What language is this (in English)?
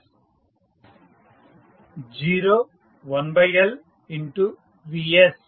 Telugu